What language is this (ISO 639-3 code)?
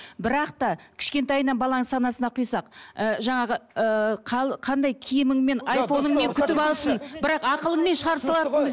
kaz